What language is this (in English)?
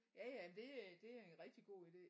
Danish